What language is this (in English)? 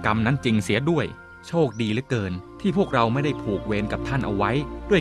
Thai